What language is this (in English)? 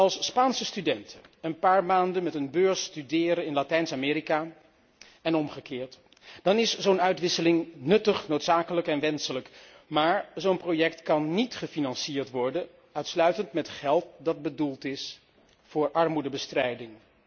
Dutch